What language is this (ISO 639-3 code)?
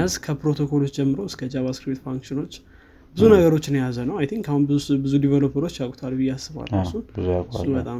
amh